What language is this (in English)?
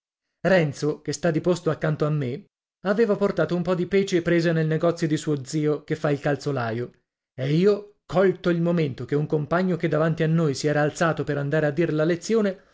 Italian